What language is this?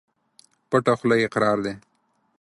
Pashto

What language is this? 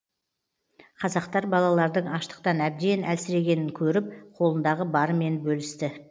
Kazakh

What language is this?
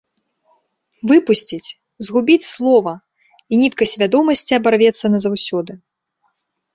Belarusian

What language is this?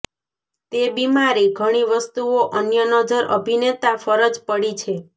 Gujarati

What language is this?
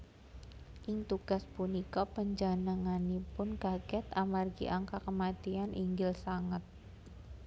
Javanese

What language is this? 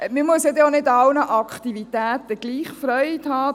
Swiss German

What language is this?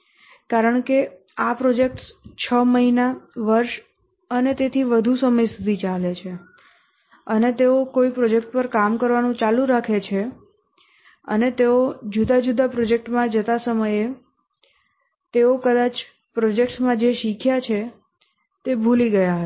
Gujarati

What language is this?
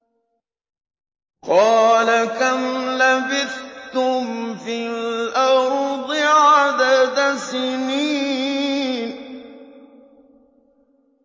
Arabic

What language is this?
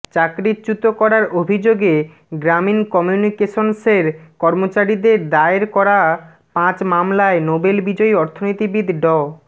Bangla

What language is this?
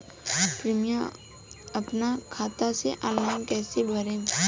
Bhojpuri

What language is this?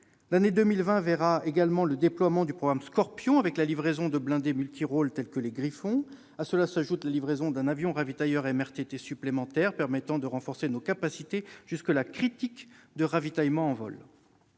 French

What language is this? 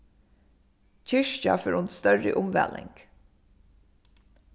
Faroese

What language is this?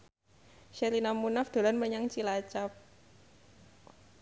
Javanese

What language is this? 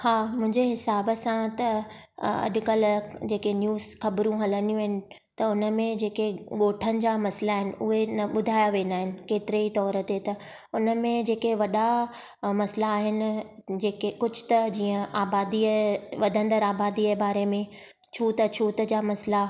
Sindhi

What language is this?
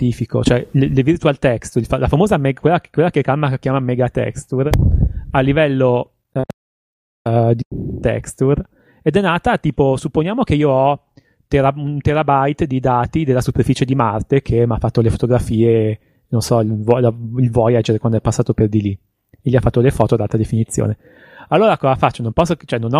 Italian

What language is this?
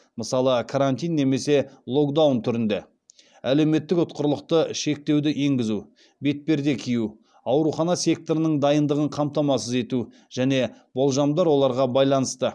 Kazakh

